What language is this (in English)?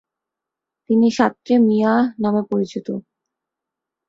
Bangla